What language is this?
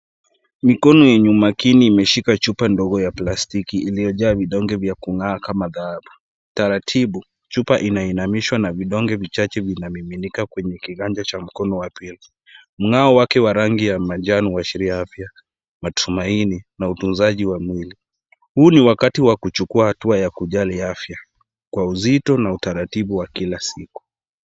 Swahili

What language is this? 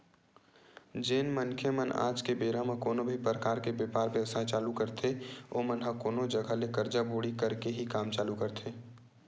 Chhattisgarhi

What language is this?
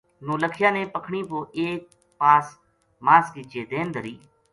Gujari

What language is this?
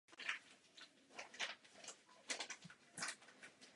Czech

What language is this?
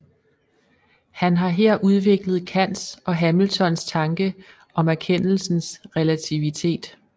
Danish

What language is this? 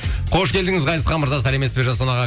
Kazakh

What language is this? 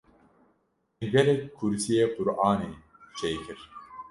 Kurdish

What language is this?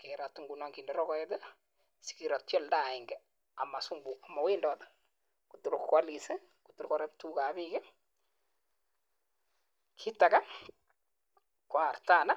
Kalenjin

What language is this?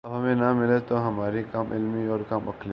Urdu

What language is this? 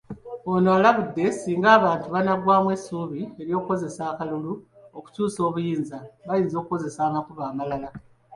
Ganda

